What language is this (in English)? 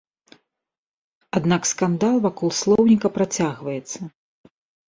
Belarusian